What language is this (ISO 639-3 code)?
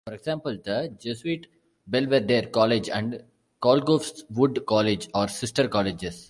eng